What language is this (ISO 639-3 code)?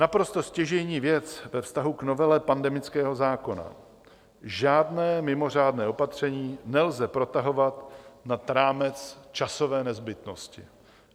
ces